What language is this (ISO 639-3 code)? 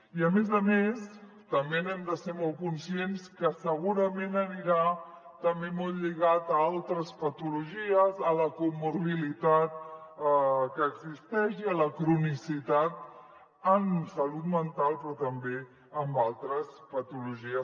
cat